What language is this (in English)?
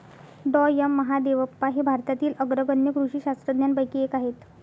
Marathi